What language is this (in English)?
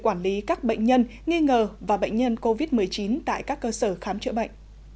Vietnamese